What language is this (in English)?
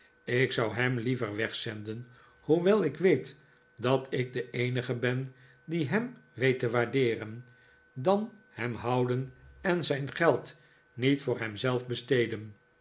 Dutch